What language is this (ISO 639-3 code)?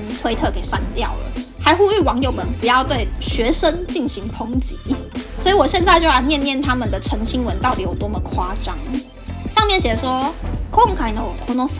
zho